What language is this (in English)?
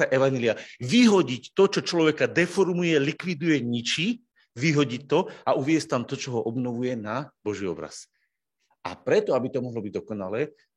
Slovak